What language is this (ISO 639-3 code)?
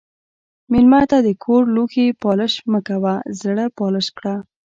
pus